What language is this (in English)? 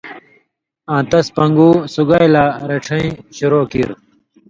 Indus Kohistani